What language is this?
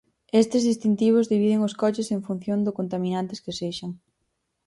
Galician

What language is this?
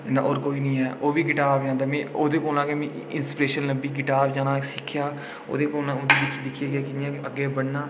Dogri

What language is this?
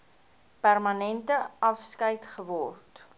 Afrikaans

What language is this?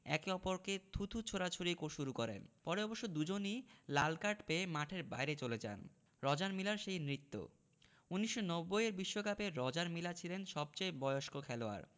Bangla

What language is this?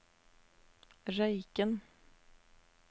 Norwegian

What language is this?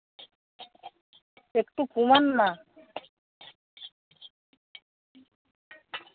Bangla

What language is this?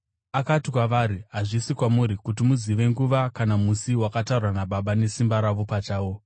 Shona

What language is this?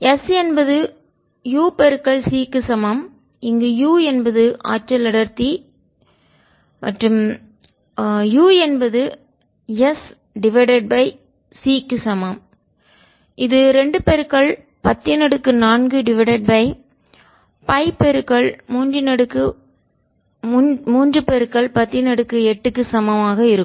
Tamil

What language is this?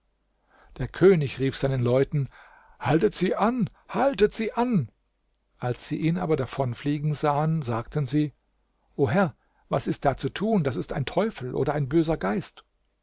German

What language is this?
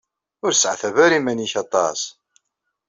Kabyle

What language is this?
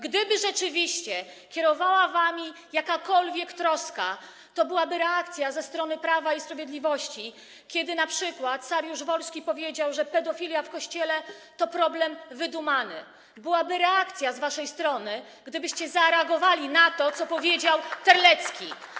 Polish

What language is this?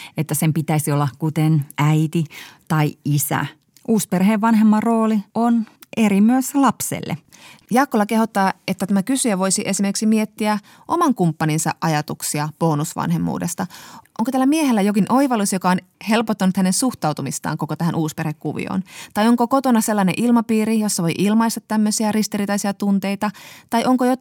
Finnish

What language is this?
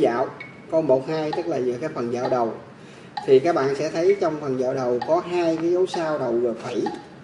Vietnamese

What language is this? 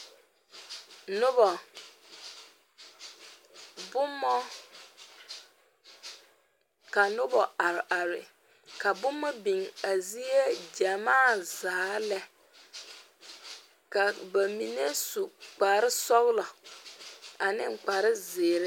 Southern Dagaare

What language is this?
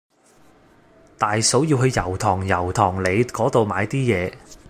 Cantonese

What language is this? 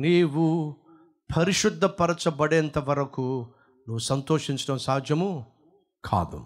Telugu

